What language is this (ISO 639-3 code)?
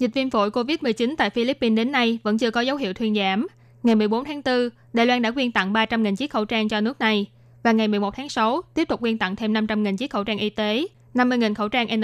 vie